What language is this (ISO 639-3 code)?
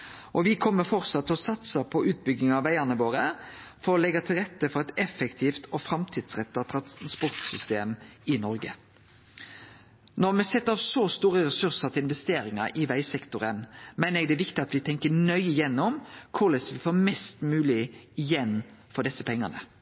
nno